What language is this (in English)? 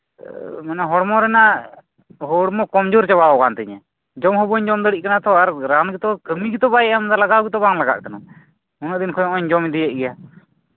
Santali